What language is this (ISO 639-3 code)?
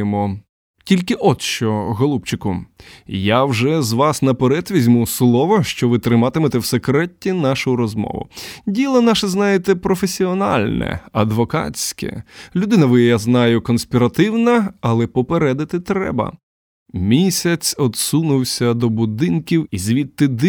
ukr